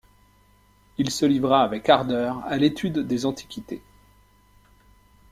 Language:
French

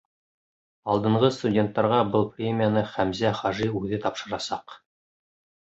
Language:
Bashkir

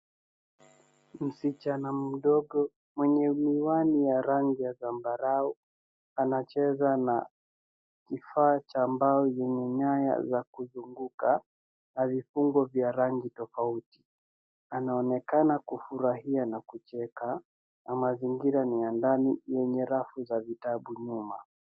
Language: Swahili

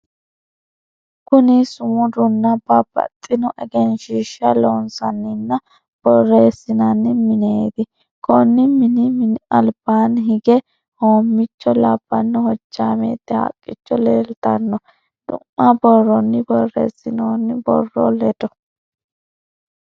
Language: Sidamo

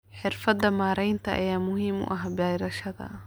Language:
Somali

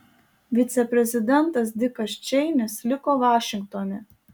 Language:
Lithuanian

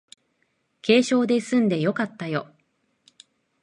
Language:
Japanese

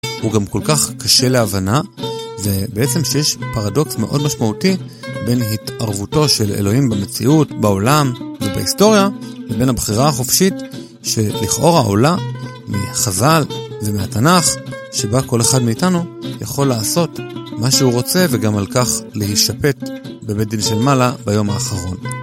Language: Hebrew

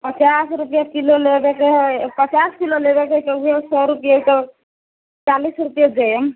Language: Maithili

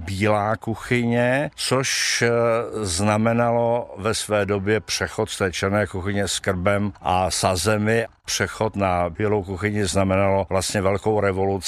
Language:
Czech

